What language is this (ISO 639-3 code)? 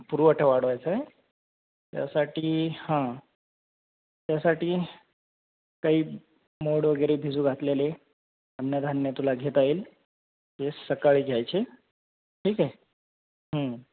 mar